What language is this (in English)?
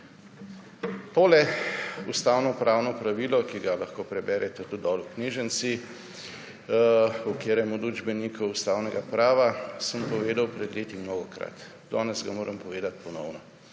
Slovenian